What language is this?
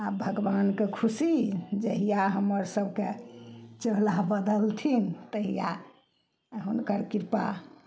Maithili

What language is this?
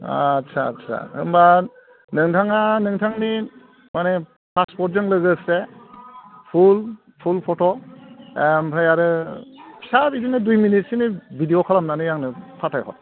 Bodo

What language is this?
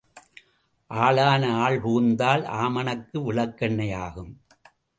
Tamil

